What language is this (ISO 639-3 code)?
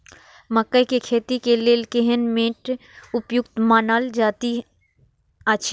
mai